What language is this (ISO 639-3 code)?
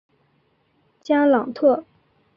zho